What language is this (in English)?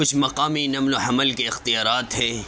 Urdu